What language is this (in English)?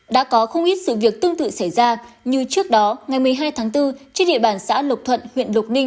Vietnamese